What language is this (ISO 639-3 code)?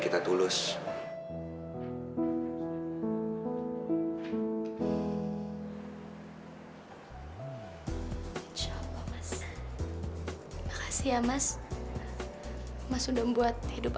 ind